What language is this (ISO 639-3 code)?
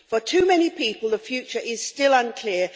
eng